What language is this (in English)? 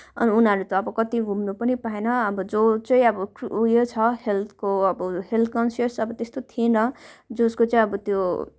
Nepali